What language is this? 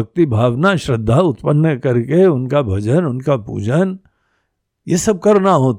Hindi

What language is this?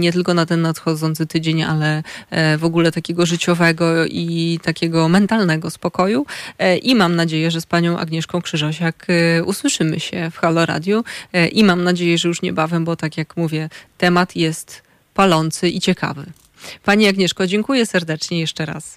Polish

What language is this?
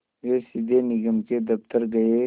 Hindi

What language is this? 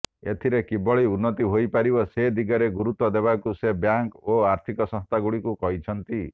Odia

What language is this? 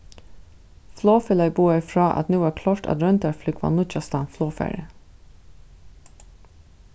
Faroese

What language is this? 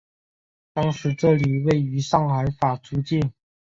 Chinese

